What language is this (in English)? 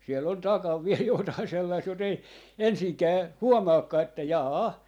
Finnish